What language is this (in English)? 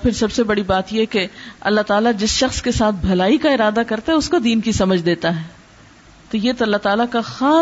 Urdu